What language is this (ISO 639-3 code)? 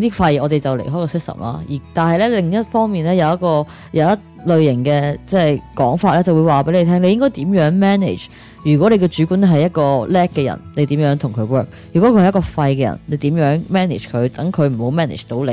zho